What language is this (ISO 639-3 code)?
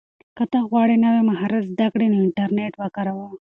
pus